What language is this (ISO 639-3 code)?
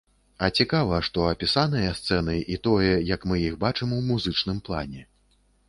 bel